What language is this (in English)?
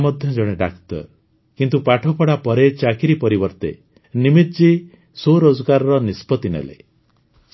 Odia